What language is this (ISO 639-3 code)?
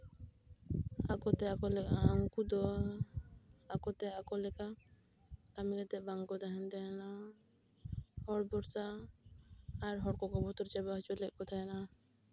sat